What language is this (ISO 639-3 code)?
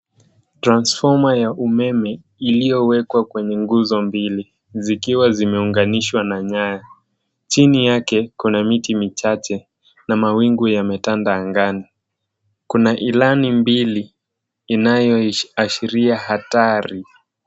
swa